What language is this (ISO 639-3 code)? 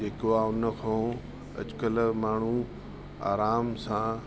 snd